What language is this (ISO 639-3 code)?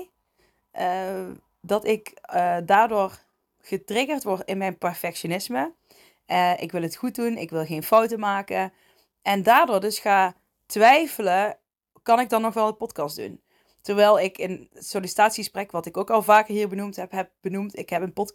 nld